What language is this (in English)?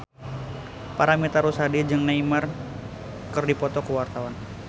Sundanese